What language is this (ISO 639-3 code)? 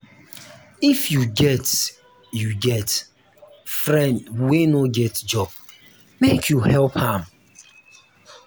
pcm